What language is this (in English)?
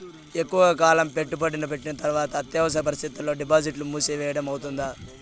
Telugu